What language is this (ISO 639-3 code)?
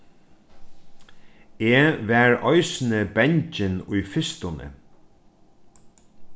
fao